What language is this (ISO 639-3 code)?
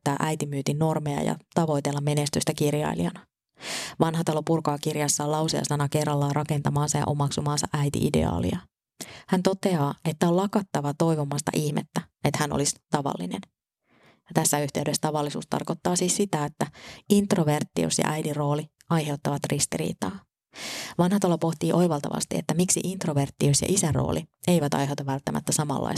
fin